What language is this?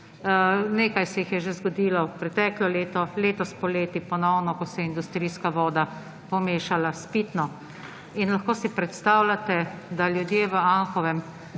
Slovenian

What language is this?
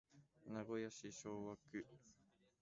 Japanese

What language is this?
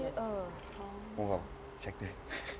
Thai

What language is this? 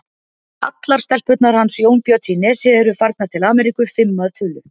Icelandic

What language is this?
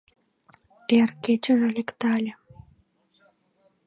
Mari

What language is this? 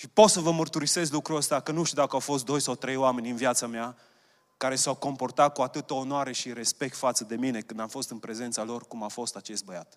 Romanian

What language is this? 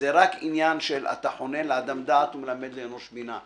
Hebrew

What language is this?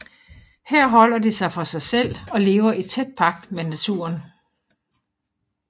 Danish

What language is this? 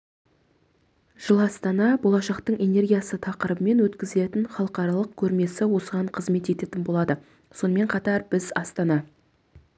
Kazakh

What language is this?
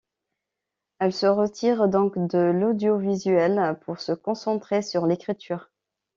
French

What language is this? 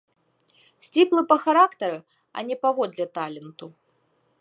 Belarusian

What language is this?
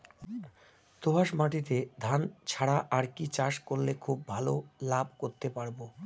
Bangla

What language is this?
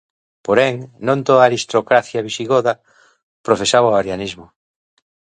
Galician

